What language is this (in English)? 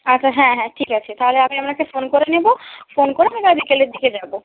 Bangla